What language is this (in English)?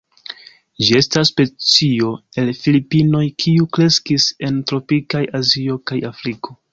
Esperanto